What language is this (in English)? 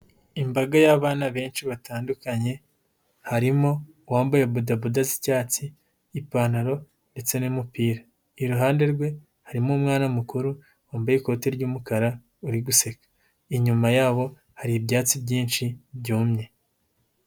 Kinyarwanda